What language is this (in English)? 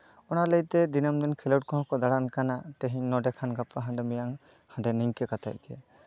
Santali